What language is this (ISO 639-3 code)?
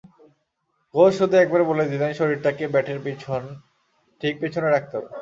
ben